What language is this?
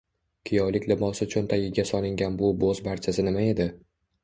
Uzbek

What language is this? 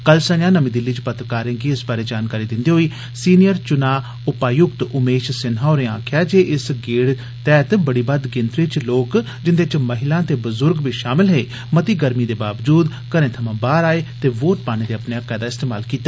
Dogri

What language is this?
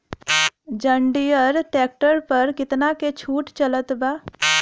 Bhojpuri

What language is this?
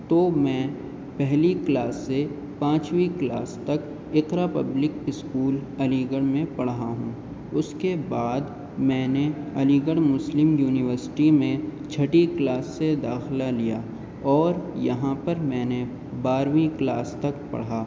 Urdu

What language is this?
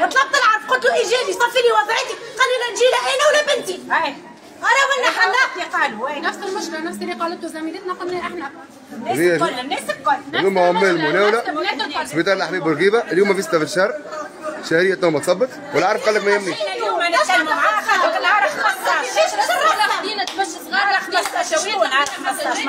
Arabic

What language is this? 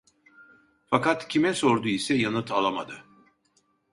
Turkish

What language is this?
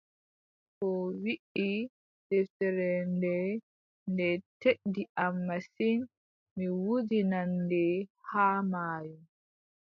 Adamawa Fulfulde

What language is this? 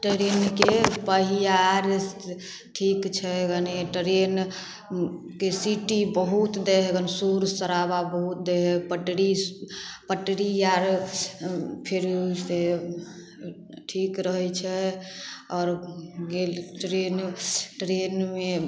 Maithili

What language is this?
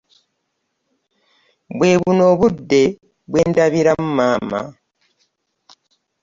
Ganda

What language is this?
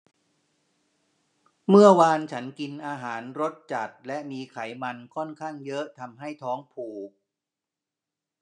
Thai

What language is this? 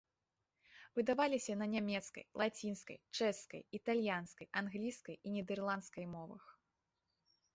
Belarusian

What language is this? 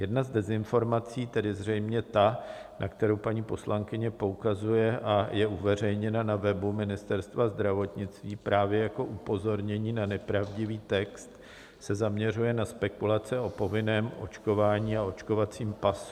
Czech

